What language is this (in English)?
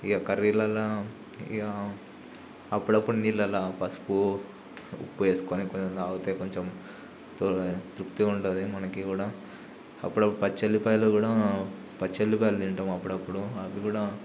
Telugu